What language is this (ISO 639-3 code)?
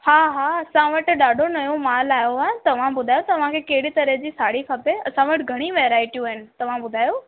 snd